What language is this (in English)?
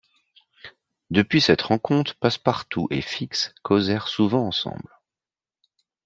French